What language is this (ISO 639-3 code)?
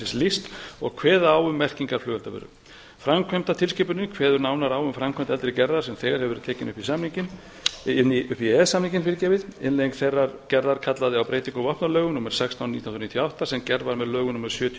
isl